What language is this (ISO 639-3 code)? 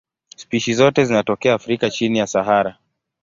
swa